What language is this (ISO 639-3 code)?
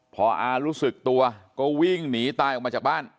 tha